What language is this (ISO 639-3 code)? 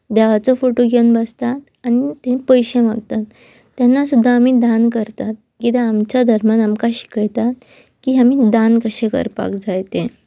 kok